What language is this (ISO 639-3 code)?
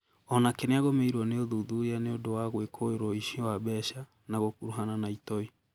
kik